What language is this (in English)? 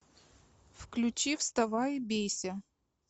Russian